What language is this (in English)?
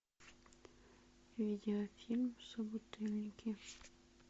Russian